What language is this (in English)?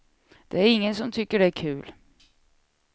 Swedish